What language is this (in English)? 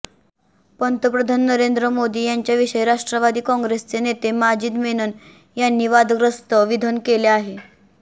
Marathi